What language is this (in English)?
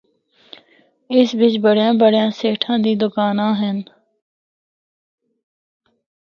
Northern Hindko